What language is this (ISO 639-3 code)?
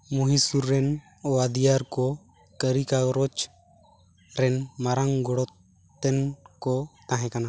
sat